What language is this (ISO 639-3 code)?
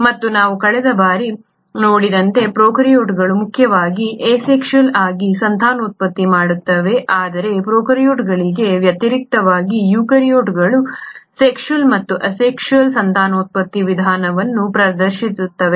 kan